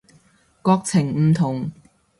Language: Cantonese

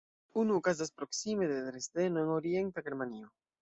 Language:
Esperanto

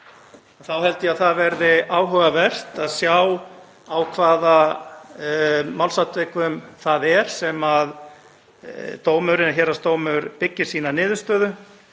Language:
Icelandic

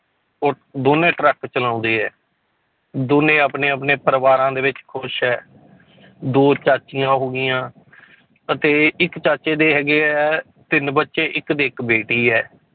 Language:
Punjabi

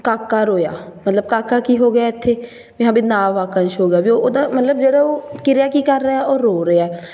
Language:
Punjabi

